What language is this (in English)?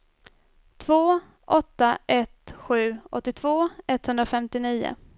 Swedish